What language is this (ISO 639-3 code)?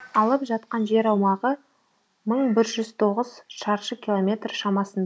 kaz